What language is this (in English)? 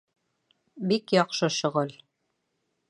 Bashkir